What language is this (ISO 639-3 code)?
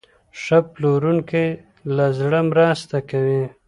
pus